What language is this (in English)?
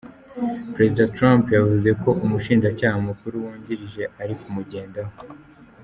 Kinyarwanda